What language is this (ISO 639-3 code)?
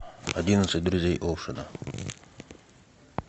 rus